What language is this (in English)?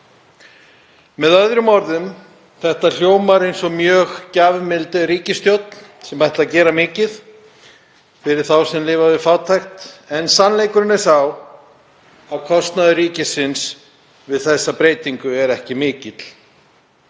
Icelandic